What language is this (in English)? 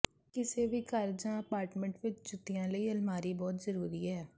Punjabi